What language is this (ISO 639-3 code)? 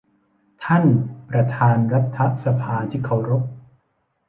tha